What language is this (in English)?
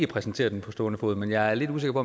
Danish